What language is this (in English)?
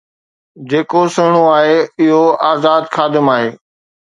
Sindhi